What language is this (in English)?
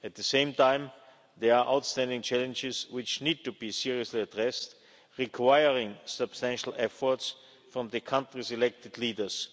English